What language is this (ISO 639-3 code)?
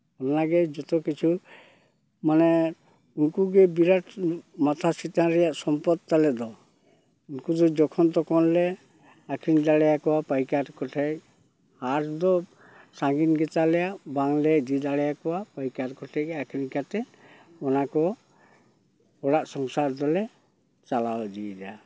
sat